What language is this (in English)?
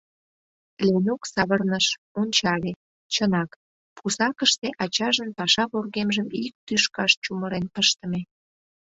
Mari